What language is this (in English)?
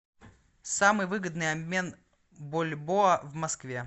Russian